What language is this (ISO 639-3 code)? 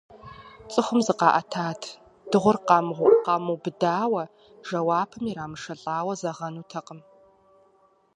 kbd